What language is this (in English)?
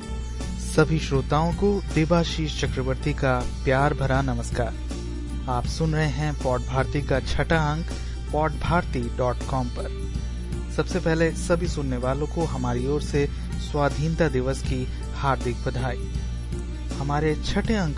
Hindi